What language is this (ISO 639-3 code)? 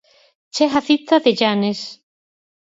glg